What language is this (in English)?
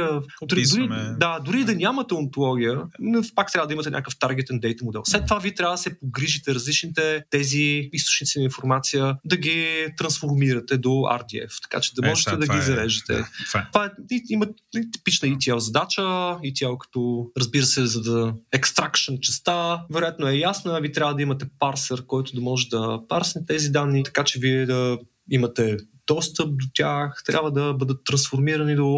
Bulgarian